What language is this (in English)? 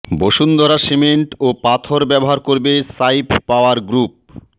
Bangla